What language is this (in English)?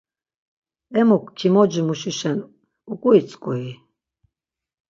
Laz